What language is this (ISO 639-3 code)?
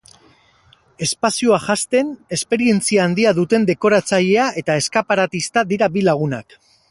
eus